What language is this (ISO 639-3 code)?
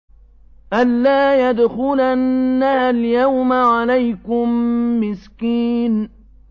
ara